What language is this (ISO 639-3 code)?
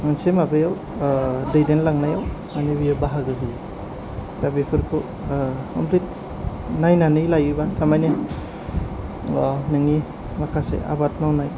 brx